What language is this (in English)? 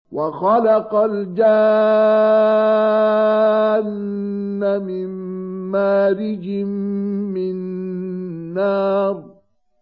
Arabic